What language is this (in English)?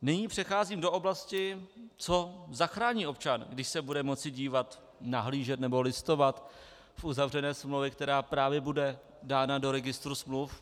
Czech